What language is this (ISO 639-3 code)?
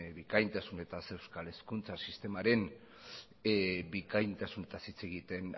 eus